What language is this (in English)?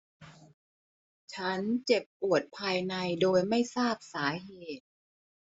Thai